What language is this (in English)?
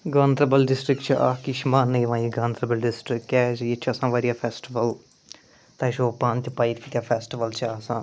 Kashmiri